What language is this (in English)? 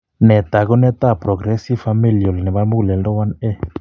Kalenjin